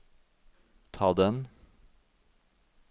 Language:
Norwegian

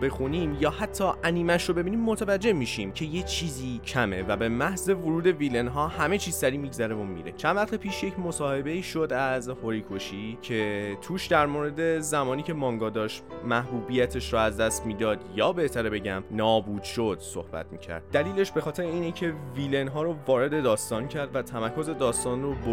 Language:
Persian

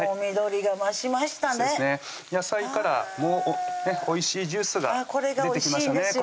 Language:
Japanese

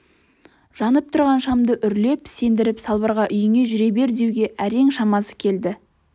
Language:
Kazakh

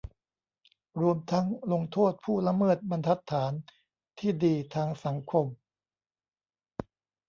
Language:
Thai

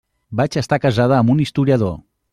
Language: Catalan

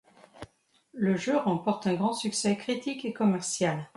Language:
French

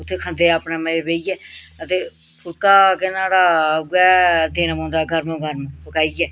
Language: Dogri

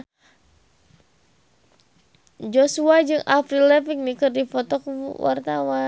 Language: Sundanese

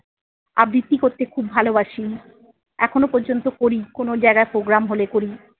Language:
Bangla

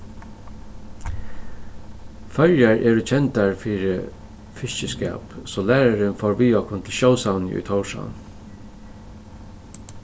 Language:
Faroese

